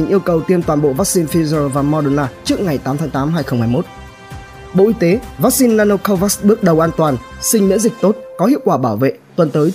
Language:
Vietnamese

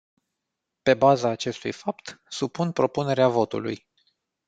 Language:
Romanian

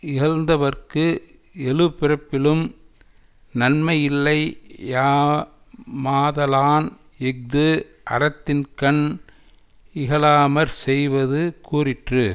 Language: Tamil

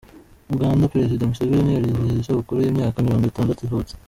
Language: Kinyarwanda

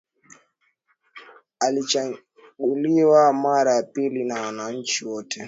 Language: Swahili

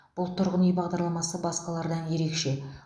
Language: Kazakh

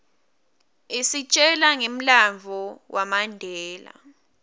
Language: Swati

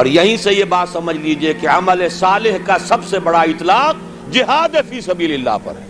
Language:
Urdu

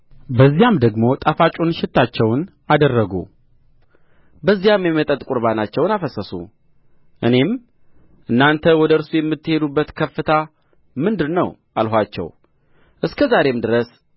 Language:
Amharic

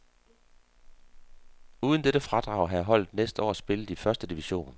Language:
Danish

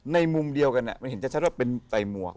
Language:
Thai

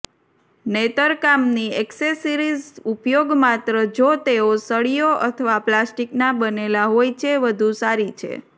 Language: Gujarati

